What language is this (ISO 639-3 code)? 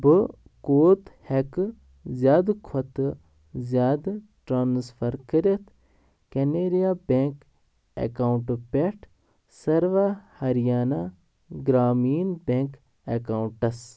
kas